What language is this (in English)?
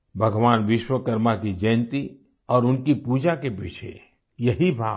Hindi